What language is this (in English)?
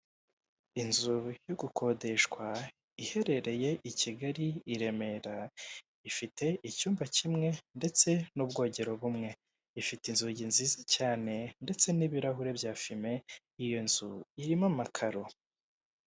Kinyarwanda